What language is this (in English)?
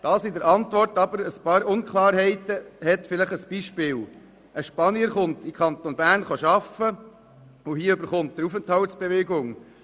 Swiss German